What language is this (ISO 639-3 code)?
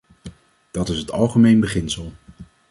nld